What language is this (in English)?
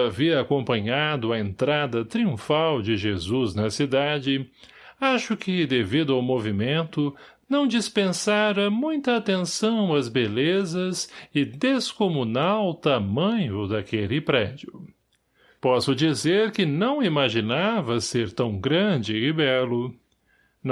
Portuguese